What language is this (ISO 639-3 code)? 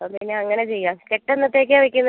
mal